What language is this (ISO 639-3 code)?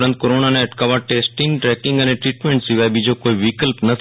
guj